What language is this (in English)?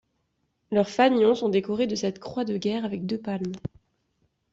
French